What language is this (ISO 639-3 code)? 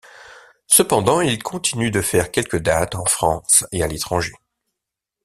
fra